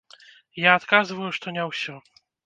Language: Belarusian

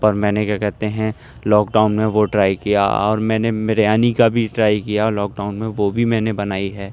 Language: Urdu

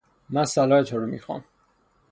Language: Persian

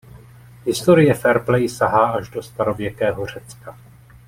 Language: Czech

